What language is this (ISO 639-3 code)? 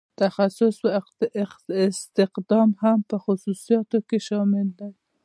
pus